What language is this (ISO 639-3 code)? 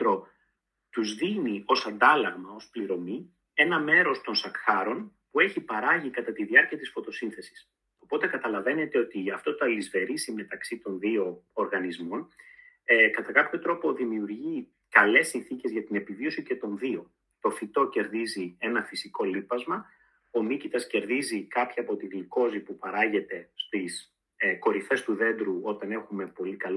ell